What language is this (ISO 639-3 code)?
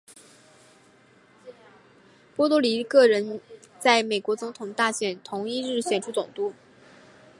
zho